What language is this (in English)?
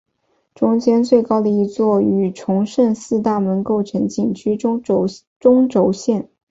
Chinese